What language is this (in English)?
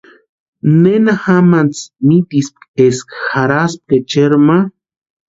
Western Highland Purepecha